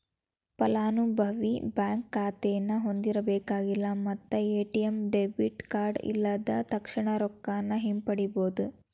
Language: Kannada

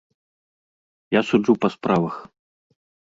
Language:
Belarusian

